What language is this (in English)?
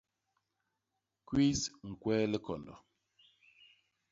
Basaa